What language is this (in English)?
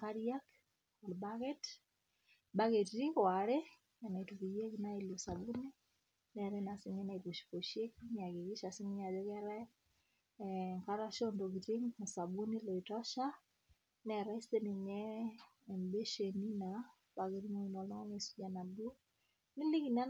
Masai